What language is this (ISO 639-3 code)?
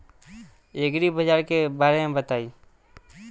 bho